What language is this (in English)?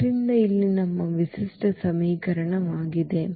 Kannada